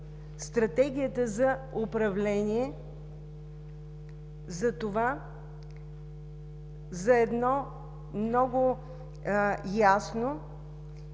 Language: Bulgarian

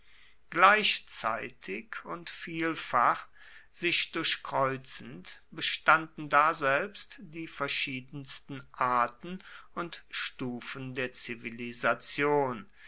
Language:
German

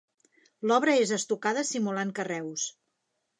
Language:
Catalan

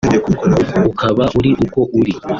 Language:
Kinyarwanda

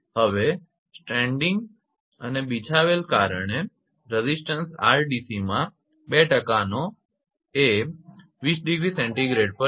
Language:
Gujarati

